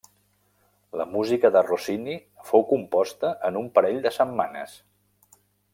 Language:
Catalan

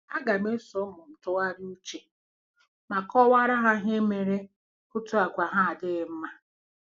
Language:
Igbo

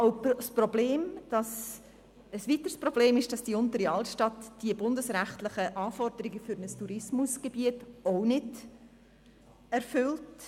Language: Swiss German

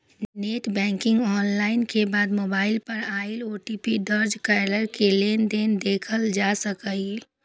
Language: Maithili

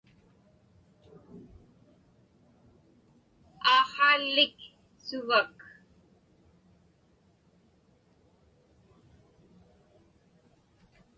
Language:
Inupiaq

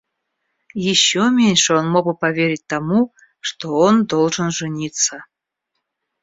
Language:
Russian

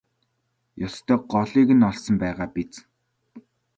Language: Mongolian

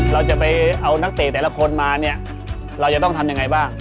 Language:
Thai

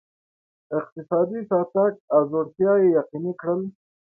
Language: Pashto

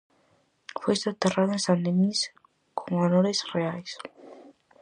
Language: Galician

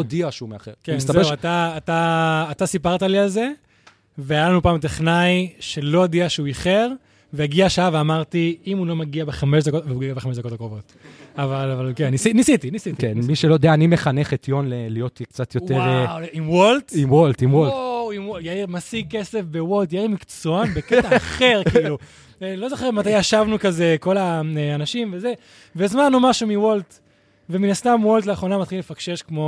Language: Hebrew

